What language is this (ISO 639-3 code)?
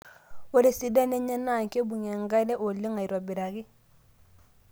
mas